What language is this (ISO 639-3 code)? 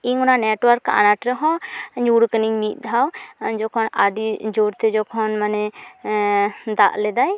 sat